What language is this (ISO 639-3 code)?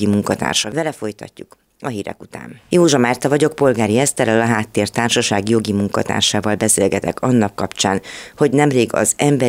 hun